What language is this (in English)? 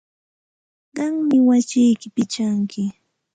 Santa Ana de Tusi Pasco Quechua